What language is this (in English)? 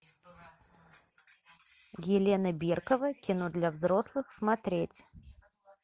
Russian